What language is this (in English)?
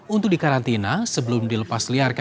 Indonesian